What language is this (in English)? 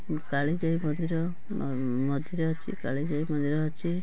Odia